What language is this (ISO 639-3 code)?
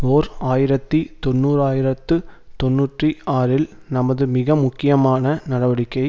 tam